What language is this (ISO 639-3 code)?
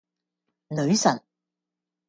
yue